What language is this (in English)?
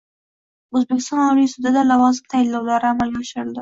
Uzbek